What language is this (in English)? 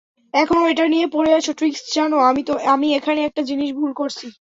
Bangla